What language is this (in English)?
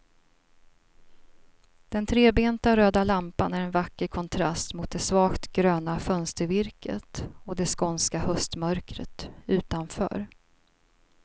Swedish